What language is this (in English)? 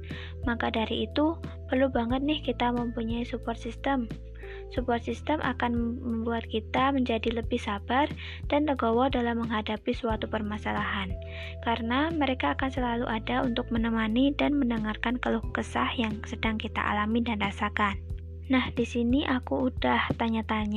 Indonesian